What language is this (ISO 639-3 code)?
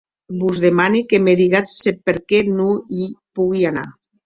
oci